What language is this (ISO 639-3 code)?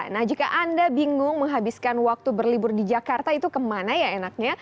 ind